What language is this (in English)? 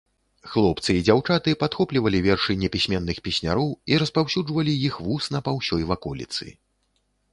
Belarusian